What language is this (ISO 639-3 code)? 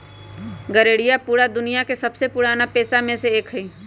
mag